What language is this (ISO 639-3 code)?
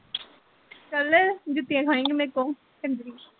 pan